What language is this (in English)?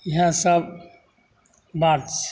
Maithili